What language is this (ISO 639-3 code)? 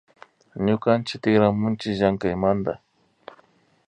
qvi